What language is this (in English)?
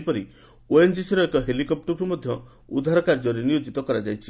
Odia